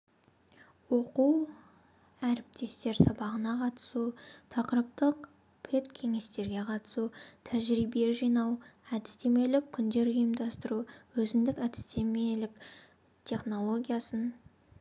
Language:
Kazakh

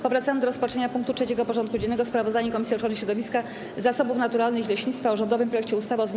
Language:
Polish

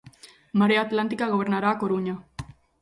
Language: Galician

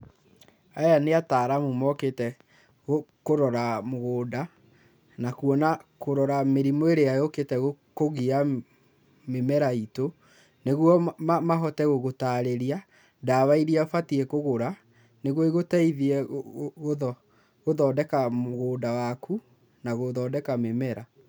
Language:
Kikuyu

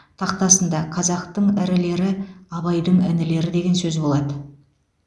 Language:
Kazakh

